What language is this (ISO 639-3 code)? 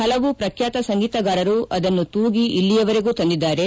kan